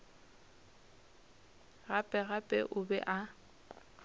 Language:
Northern Sotho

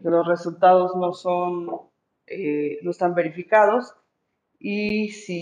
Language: Spanish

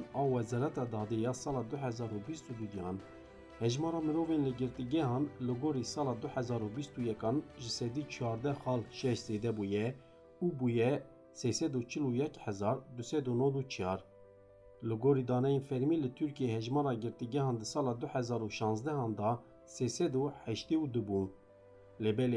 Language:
Turkish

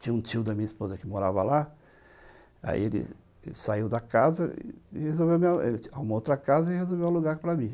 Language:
Portuguese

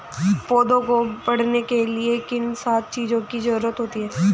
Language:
Hindi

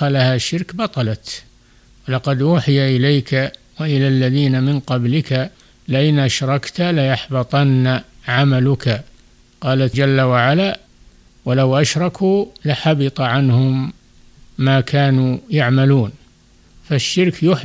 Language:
Arabic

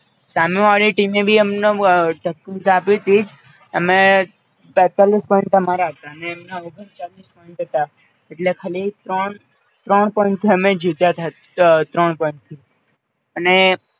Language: Gujarati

